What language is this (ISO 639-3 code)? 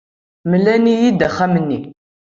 kab